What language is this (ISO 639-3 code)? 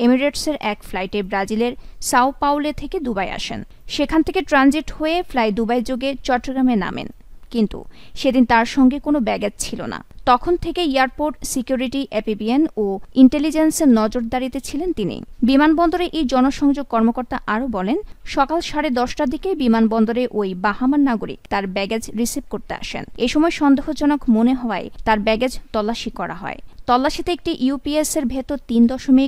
ben